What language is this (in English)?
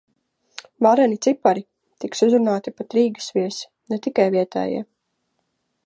Latvian